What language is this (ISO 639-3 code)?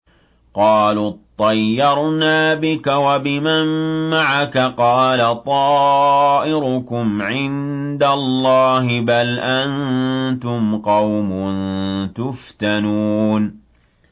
ara